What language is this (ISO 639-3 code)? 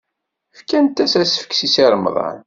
kab